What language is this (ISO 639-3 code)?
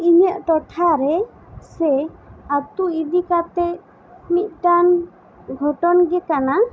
sat